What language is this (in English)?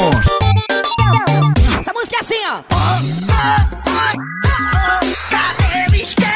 Portuguese